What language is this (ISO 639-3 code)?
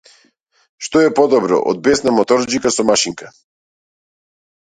mkd